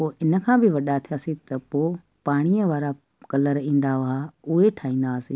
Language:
Sindhi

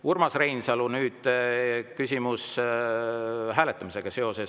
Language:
Estonian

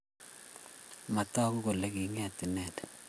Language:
Kalenjin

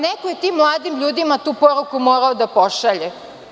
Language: Serbian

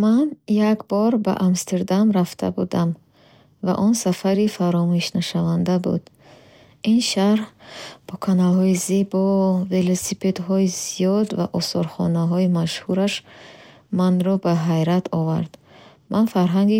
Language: Bukharic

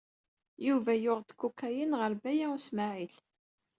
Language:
Kabyle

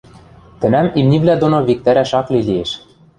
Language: Western Mari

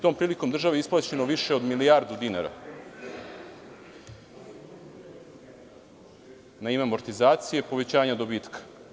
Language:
Serbian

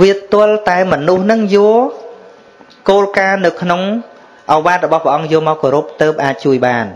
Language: Vietnamese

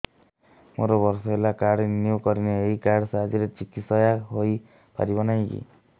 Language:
Odia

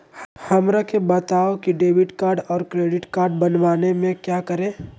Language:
Magahi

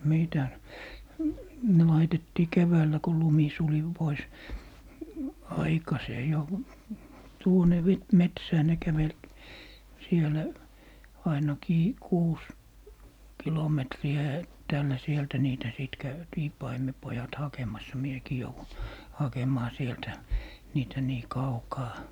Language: Finnish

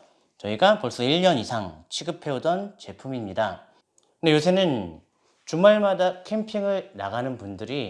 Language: Korean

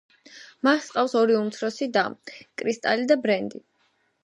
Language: Georgian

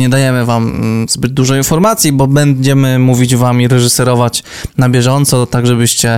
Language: Polish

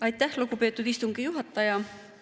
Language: Estonian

